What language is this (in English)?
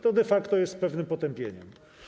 Polish